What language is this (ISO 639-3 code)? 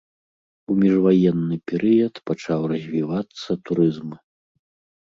bel